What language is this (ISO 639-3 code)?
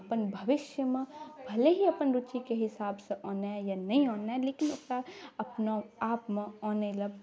mai